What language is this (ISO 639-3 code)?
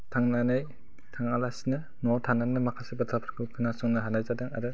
brx